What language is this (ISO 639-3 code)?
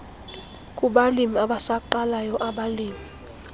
xho